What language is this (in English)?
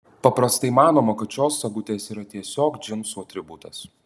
Lithuanian